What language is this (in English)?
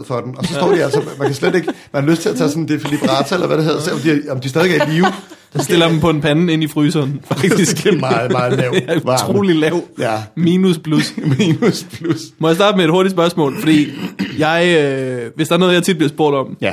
Danish